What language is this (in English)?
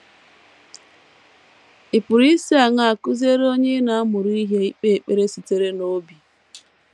Igbo